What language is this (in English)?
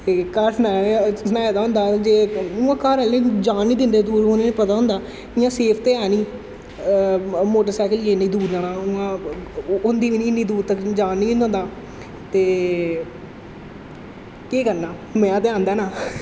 Dogri